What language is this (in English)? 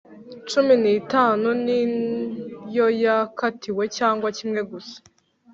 Kinyarwanda